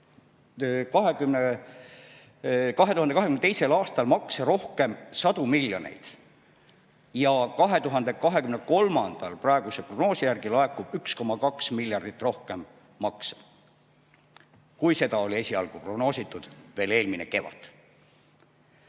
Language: Estonian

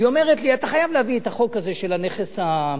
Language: Hebrew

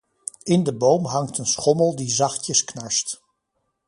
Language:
Dutch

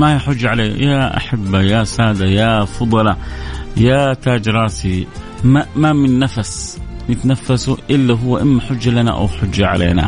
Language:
Arabic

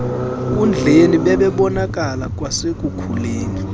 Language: Xhosa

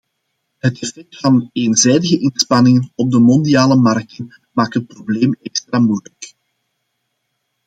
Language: Dutch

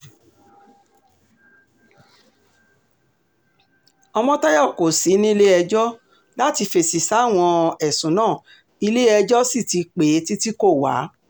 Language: Yoruba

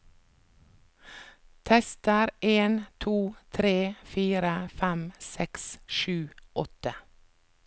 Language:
Norwegian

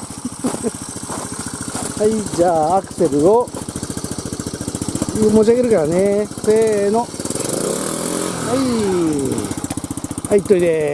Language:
Japanese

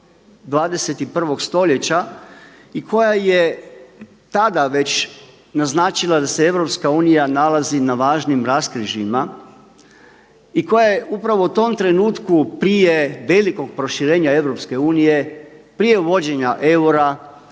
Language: Croatian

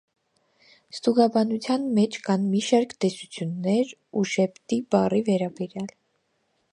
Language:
Armenian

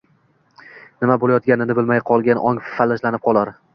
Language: Uzbek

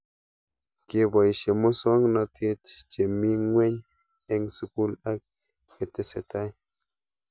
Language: Kalenjin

